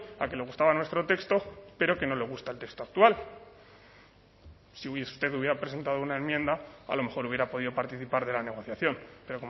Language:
Spanish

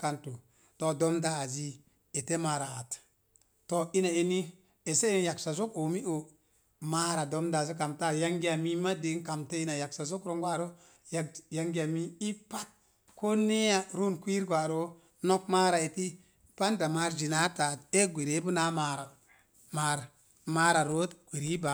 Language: Mom Jango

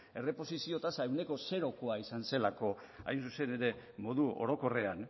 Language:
Basque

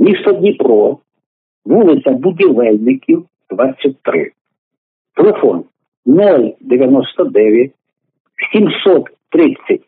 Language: Ukrainian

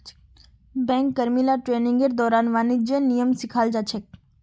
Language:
Magahi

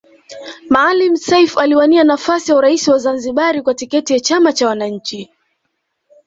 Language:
Swahili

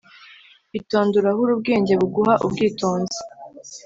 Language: Kinyarwanda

